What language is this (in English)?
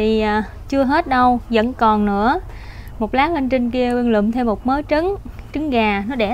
Vietnamese